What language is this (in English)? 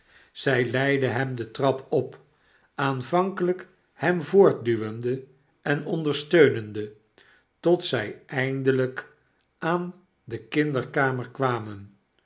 Dutch